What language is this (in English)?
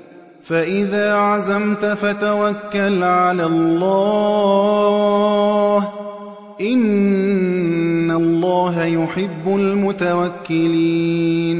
Arabic